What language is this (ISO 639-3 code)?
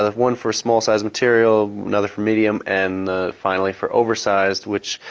eng